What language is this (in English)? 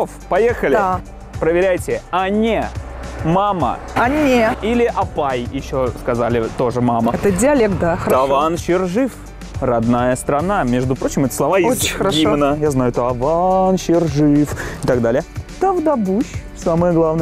Russian